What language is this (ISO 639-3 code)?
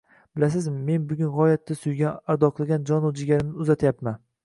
uzb